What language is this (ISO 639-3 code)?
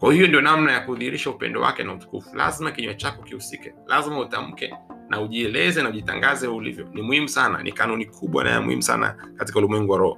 swa